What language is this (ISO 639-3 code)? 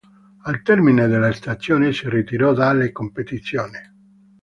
ita